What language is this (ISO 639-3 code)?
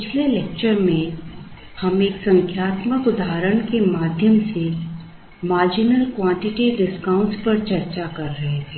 hin